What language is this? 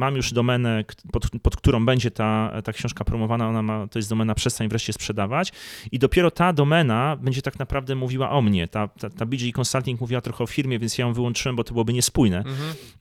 Polish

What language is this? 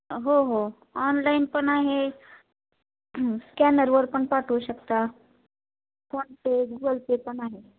Marathi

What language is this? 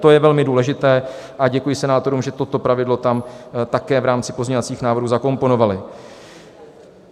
Czech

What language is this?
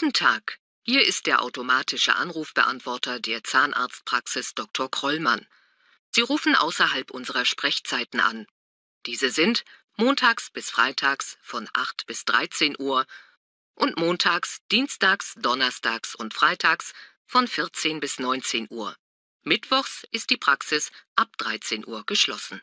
German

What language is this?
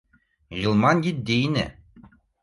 Bashkir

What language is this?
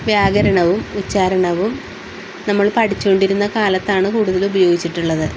Malayalam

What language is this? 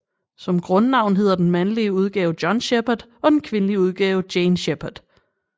Danish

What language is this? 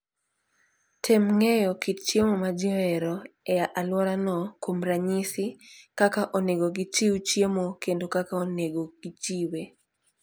Luo (Kenya and Tanzania)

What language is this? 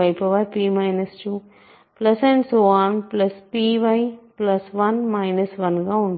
Telugu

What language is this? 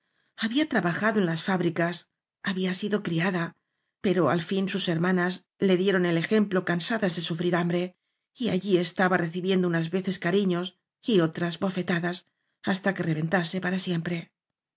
Spanish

